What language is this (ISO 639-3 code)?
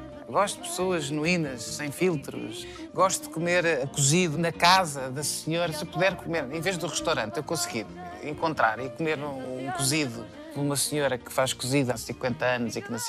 por